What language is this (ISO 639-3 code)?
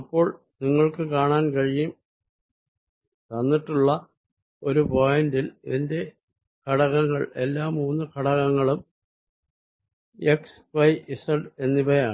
mal